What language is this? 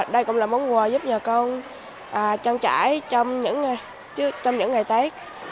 Vietnamese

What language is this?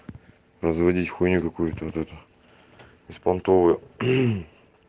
Russian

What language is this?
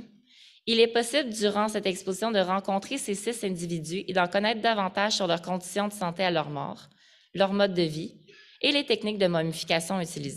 French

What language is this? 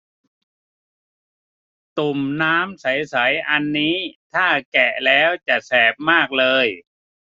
Thai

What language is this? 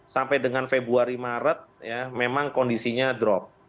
Indonesian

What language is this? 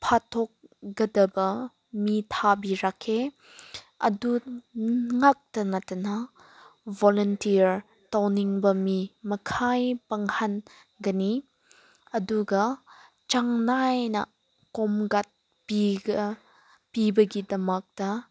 Manipuri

